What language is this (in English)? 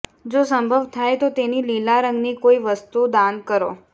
Gujarati